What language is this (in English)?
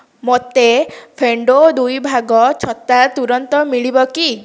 Odia